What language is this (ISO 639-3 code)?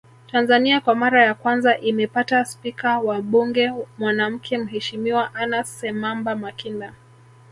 swa